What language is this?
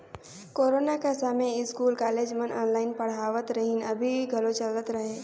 Chhattisgarhi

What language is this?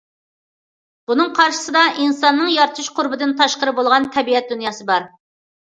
Uyghur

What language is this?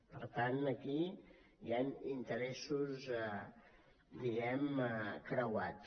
Catalan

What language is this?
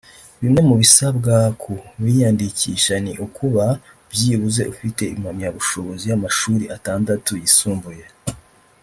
Kinyarwanda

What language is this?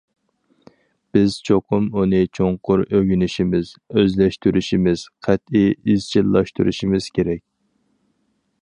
Uyghur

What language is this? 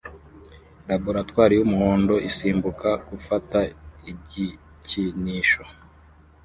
Kinyarwanda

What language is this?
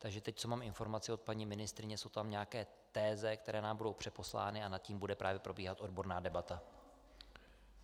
Czech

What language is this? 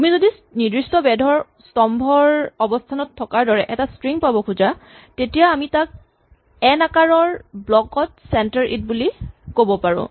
Assamese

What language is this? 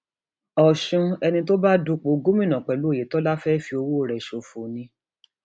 Yoruba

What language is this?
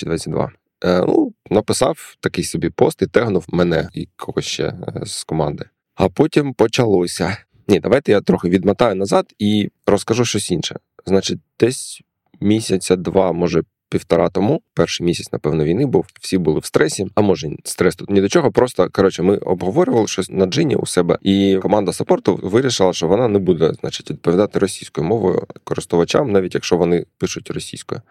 Ukrainian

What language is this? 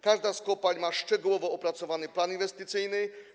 Polish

